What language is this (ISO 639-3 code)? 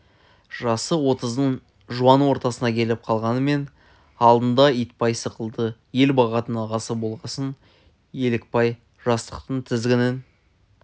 kaz